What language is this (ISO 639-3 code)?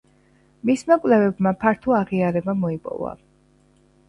kat